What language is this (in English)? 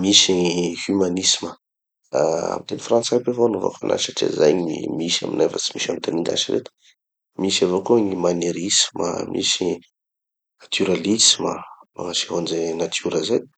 Tanosy Malagasy